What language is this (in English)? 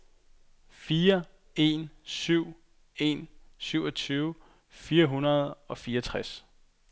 Danish